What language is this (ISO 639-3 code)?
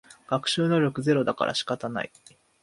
jpn